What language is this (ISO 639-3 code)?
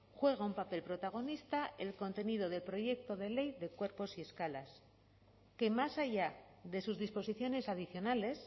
spa